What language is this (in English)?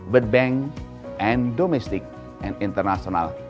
Indonesian